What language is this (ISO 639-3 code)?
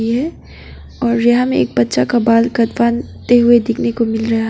hin